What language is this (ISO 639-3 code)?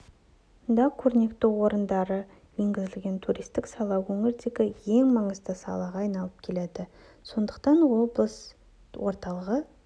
kaz